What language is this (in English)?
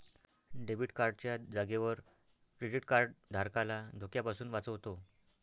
Marathi